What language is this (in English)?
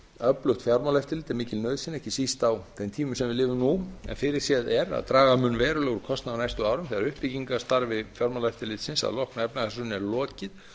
Icelandic